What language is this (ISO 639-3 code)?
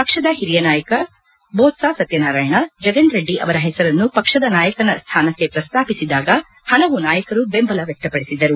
kan